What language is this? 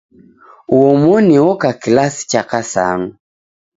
Taita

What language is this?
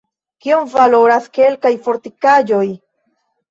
Esperanto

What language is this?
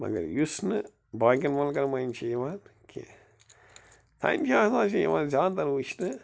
Kashmiri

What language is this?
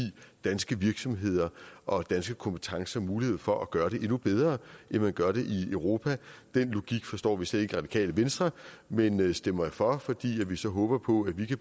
Danish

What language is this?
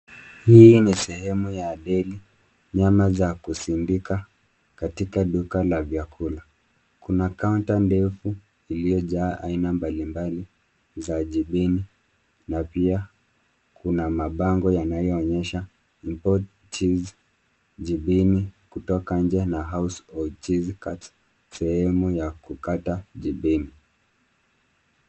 Swahili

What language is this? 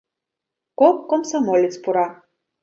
Mari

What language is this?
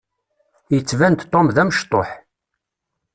Kabyle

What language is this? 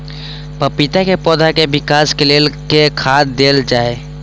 Maithili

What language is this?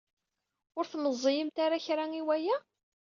Kabyle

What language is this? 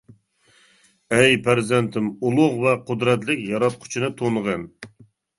Uyghur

